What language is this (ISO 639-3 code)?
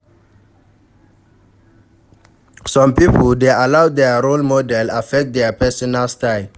pcm